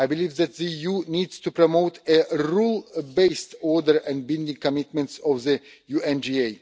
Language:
English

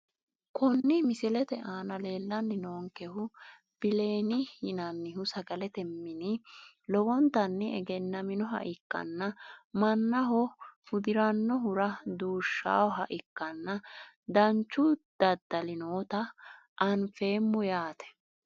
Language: Sidamo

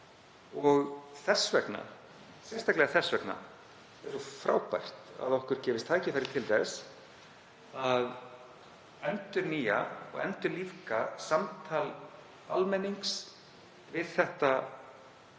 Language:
Icelandic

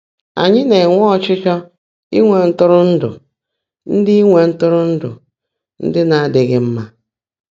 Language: Igbo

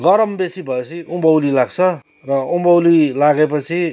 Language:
Nepali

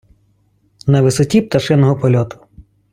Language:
Ukrainian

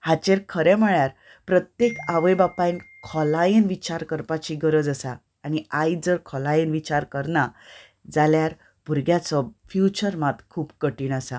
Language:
Konkani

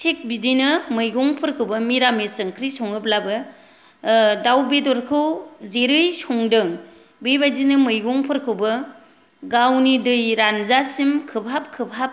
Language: Bodo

